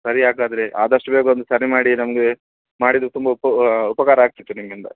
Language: Kannada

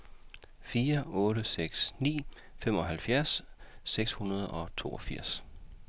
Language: Danish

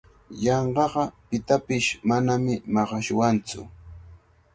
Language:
Cajatambo North Lima Quechua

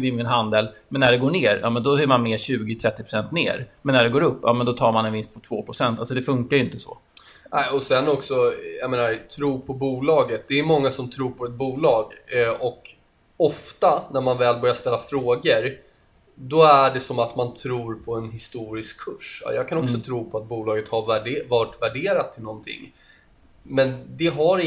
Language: Swedish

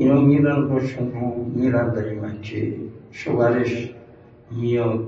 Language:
Persian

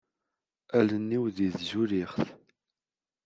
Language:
Kabyle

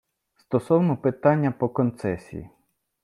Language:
Ukrainian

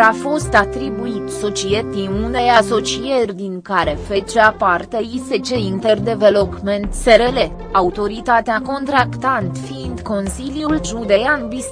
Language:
Romanian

